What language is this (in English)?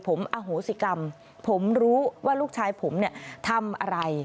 Thai